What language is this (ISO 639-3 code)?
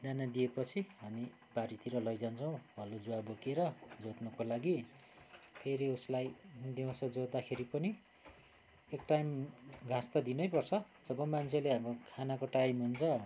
nep